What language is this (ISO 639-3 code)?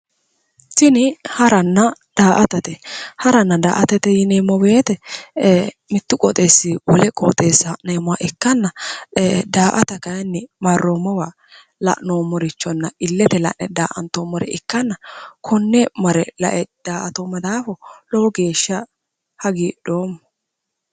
sid